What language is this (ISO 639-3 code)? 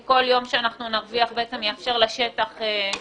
heb